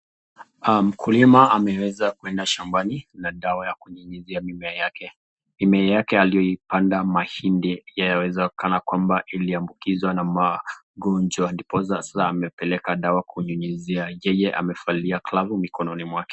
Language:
Swahili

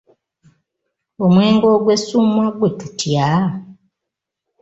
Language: Ganda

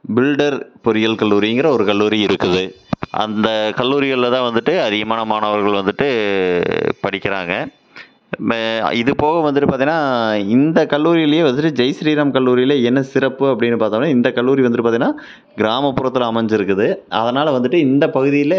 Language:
Tamil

